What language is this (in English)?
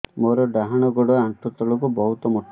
Odia